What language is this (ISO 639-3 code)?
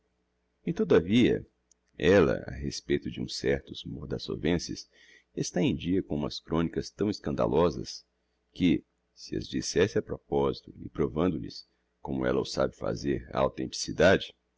por